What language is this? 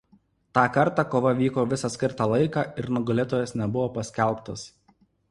Lithuanian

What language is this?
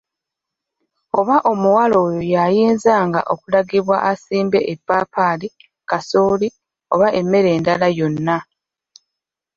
Ganda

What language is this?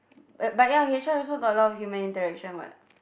English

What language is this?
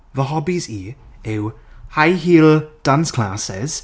Welsh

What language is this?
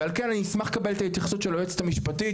Hebrew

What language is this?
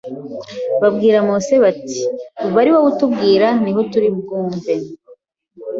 Kinyarwanda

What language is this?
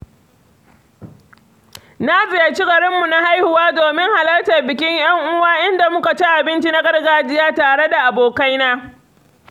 Hausa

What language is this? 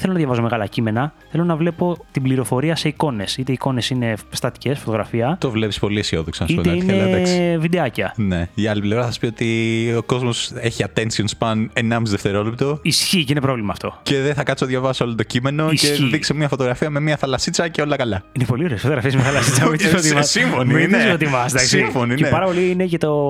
Greek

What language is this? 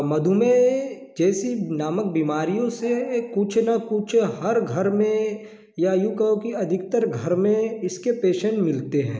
Hindi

